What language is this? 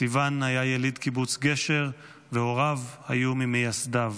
Hebrew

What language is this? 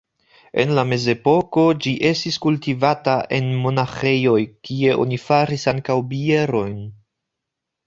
Esperanto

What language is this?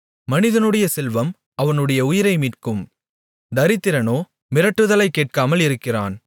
Tamil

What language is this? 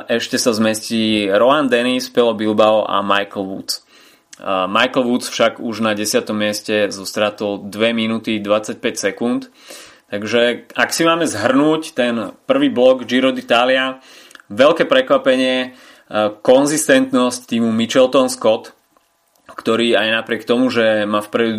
Slovak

